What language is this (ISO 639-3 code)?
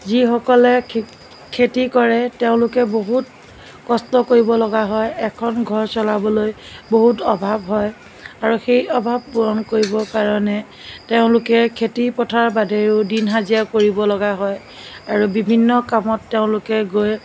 asm